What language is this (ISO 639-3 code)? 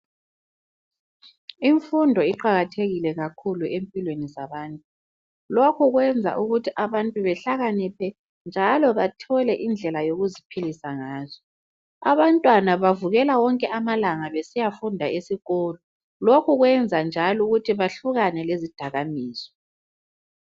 nde